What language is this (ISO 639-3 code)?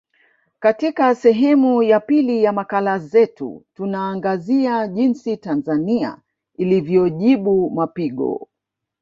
swa